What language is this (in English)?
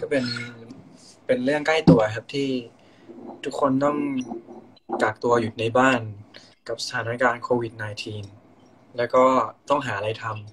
Thai